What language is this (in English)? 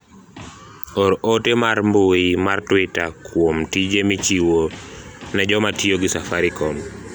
Luo (Kenya and Tanzania)